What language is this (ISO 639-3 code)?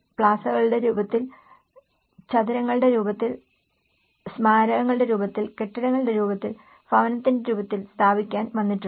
mal